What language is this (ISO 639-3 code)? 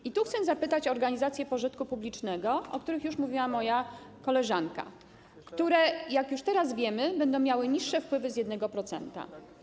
pol